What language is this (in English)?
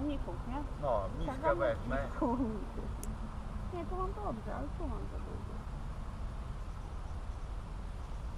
Polish